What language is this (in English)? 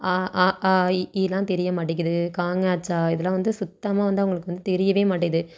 Tamil